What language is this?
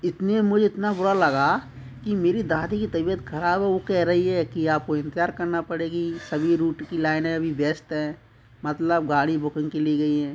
Hindi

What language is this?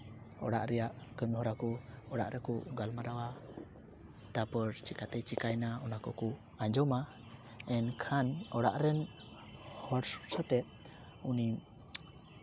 Santali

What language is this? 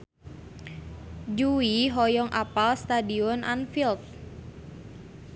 Sundanese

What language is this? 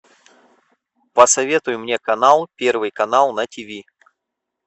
Russian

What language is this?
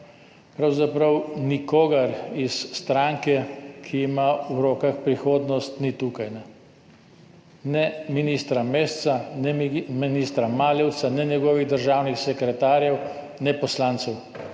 Slovenian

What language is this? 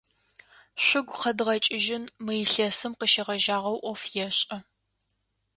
Adyghe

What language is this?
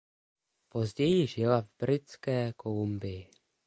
Czech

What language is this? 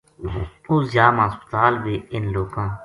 Gujari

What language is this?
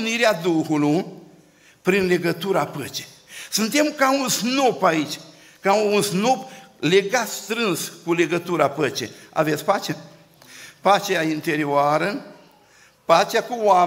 Romanian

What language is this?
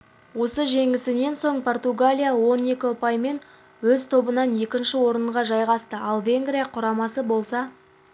Kazakh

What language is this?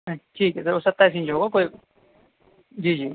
Urdu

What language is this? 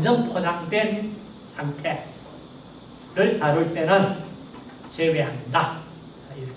Korean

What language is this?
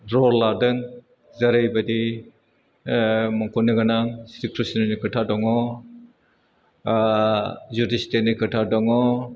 Bodo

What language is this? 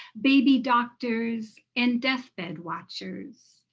English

